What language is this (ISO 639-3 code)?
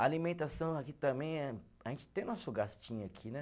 por